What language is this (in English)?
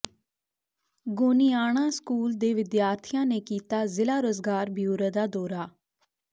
Punjabi